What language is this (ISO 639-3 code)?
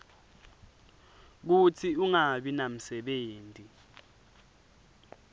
ssw